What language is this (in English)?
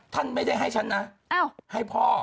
Thai